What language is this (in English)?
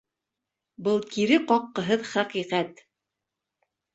Bashkir